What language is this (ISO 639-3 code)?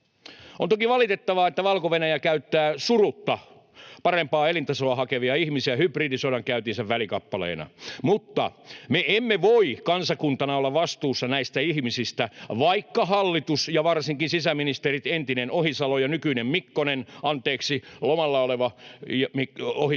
fin